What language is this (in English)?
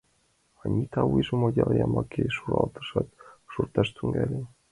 Mari